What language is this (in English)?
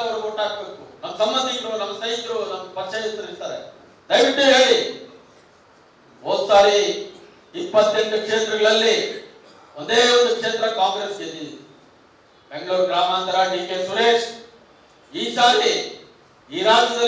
Kannada